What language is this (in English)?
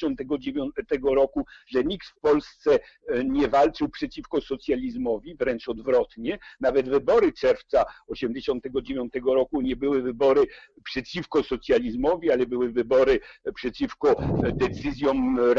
Polish